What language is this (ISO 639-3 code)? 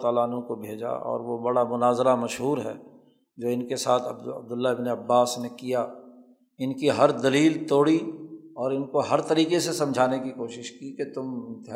urd